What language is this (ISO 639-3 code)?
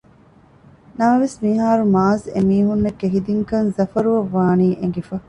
div